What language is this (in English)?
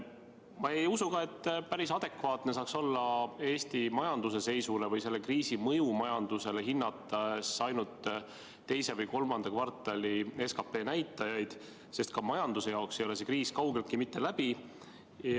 Estonian